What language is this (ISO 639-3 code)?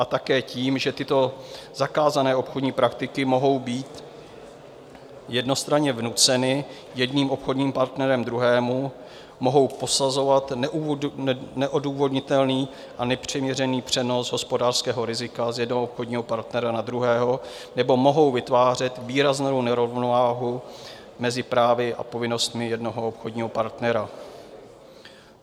ces